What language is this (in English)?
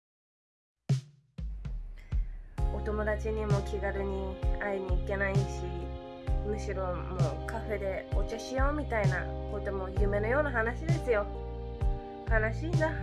Japanese